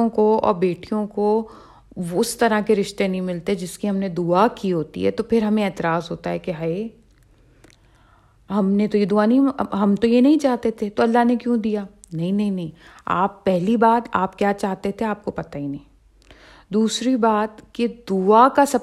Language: Urdu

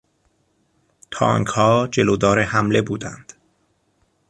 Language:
Persian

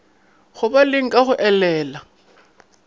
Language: Northern Sotho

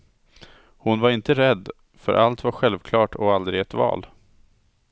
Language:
Swedish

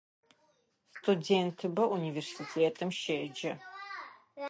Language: Adyghe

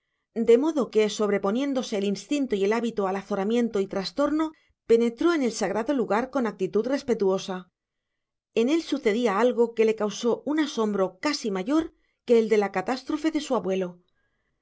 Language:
Spanish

